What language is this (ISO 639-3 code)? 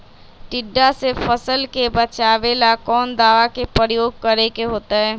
mag